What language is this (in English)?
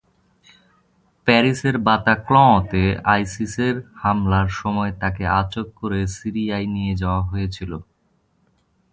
Bangla